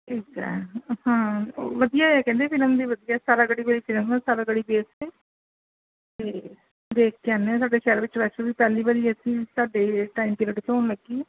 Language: Punjabi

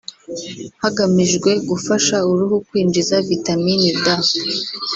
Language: Kinyarwanda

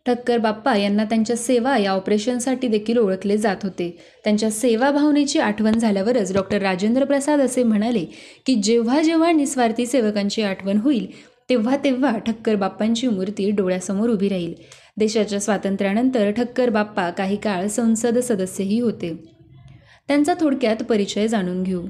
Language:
Marathi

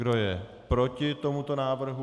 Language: Czech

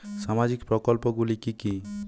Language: Bangla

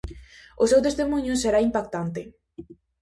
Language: Galician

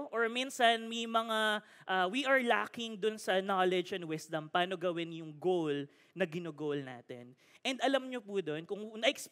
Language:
Filipino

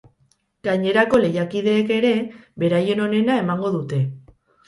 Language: Basque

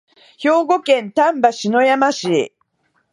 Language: Japanese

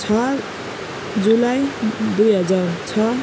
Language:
Nepali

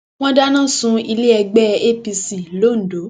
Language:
Yoruba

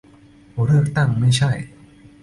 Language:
Thai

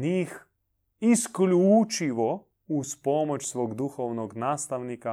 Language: Croatian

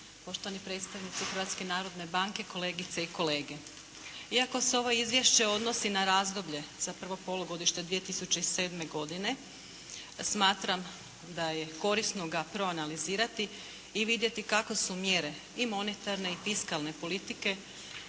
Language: Croatian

